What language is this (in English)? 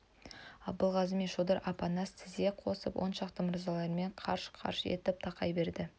Kazakh